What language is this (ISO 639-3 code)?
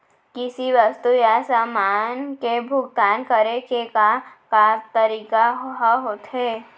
hne